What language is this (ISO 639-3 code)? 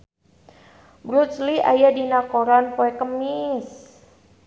sun